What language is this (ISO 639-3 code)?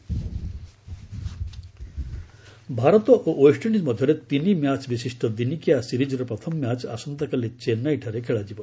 ori